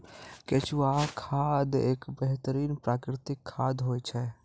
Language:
Maithili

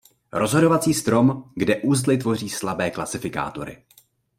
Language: Czech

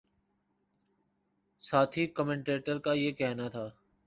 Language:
Urdu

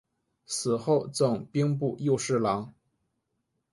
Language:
Chinese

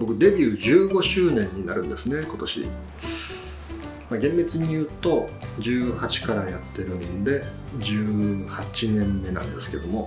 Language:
Japanese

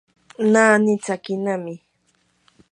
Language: Yanahuanca Pasco Quechua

